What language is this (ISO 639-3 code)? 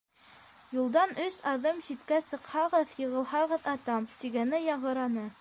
bak